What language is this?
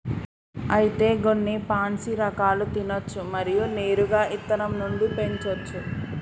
Telugu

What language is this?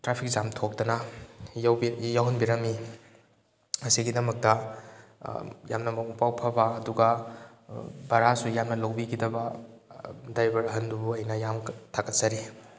Manipuri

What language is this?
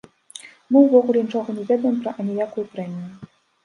Belarusian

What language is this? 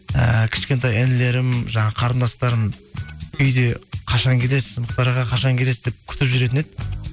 Kazakh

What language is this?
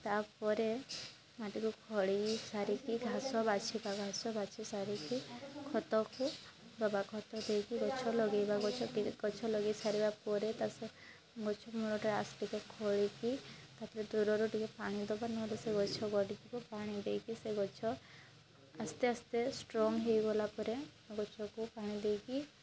Odia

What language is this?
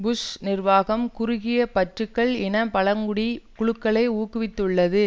Tamil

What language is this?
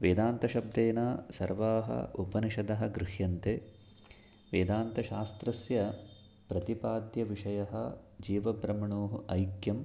Sanskrit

